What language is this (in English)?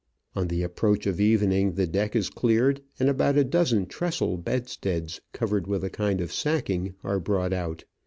English